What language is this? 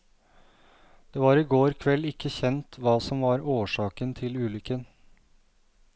Norwegian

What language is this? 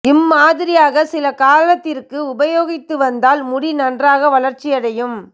Tamil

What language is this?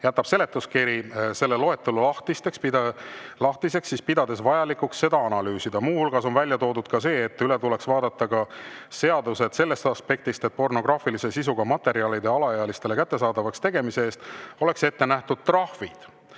Estonian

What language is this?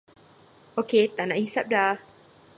Malay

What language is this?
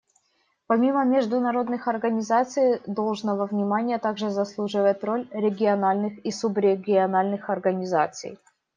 Russian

